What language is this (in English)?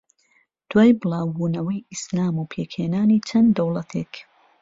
Central Kurdish